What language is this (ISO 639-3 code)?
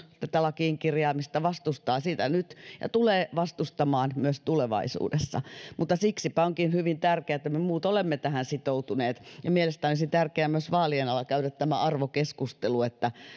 fin